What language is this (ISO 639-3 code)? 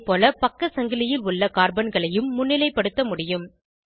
tam